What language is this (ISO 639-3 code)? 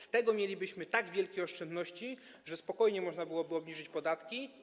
pol